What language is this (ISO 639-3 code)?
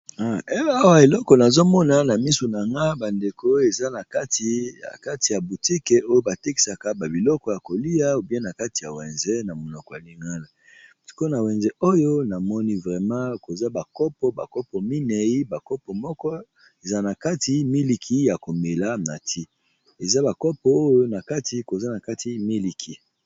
lin